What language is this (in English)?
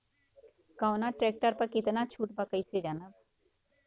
Bhojpuri